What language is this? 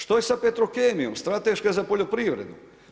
Croatian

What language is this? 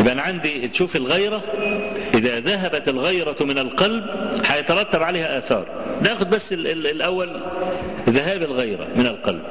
Arabic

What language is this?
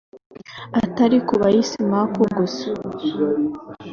Kinyarwanda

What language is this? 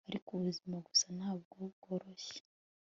Kinyarwanda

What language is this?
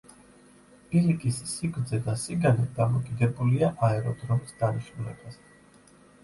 Georgian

